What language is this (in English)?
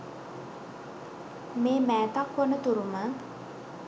Sinhala